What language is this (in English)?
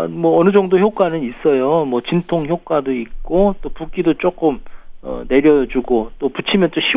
Korean